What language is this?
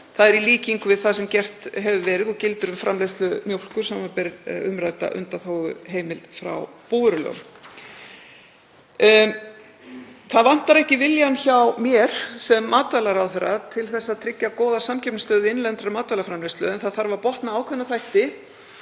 Icelandic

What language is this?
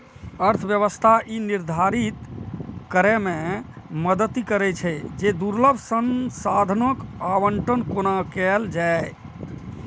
Maithili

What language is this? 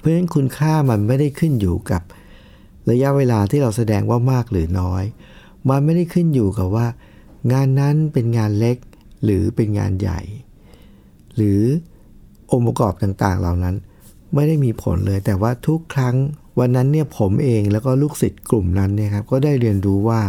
Thai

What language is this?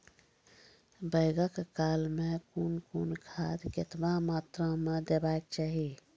Maithili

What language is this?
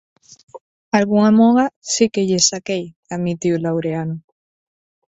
Galician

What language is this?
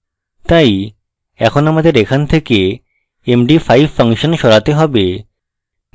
Bangla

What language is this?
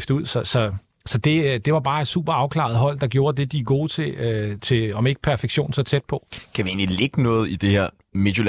Danish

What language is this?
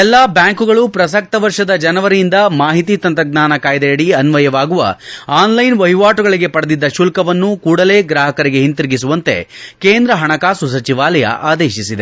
Kannada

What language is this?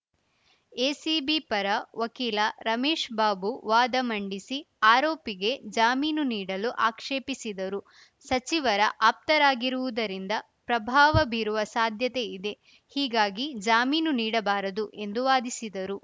Kannada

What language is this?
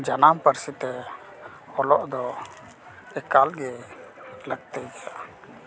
Santali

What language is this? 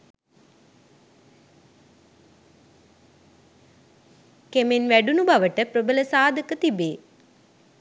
Sinhala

